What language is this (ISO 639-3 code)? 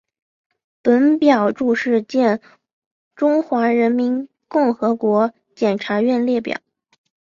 zho